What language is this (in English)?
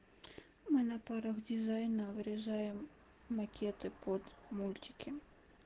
Russian